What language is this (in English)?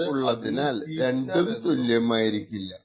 Malayalam